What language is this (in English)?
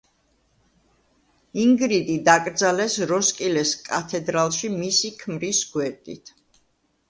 Georgian